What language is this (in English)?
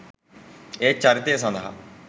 Sinhala